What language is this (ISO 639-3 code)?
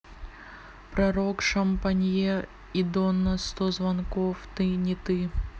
rus